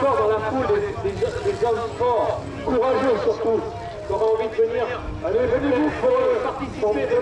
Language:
French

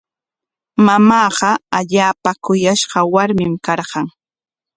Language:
Corongo Ancash Quechua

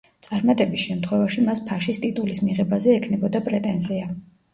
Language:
Georgian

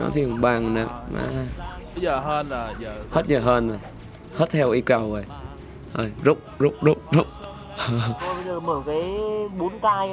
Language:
Vietnamese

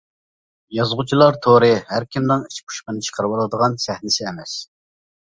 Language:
Uyghur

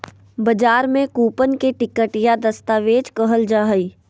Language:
Magahi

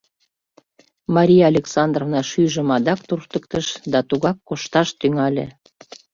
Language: Mari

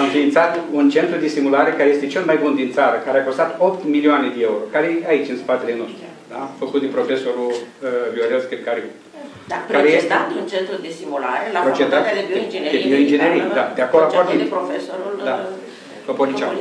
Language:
Romanian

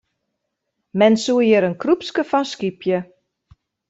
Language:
Western Frisian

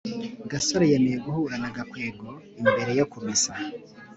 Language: Kinyarwanda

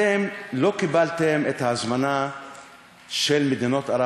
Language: Hebrew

